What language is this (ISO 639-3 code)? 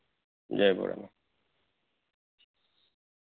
guj